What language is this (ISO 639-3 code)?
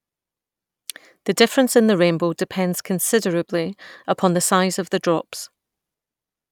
eng